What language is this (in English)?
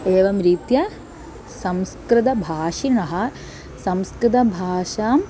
Sanskrit